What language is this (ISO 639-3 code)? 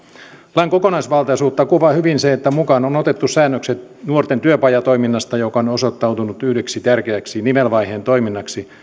fin